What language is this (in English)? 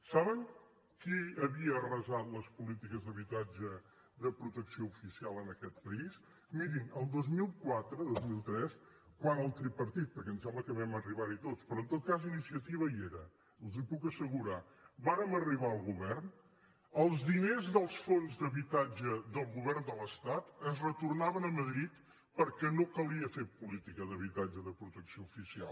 Catalan